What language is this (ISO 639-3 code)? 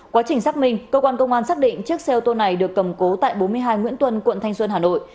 vie